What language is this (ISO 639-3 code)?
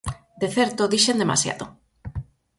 glg